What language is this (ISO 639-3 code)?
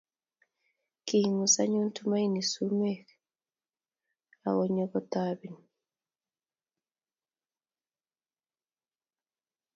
kln